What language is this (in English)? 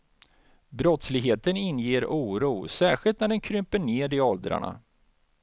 Swedish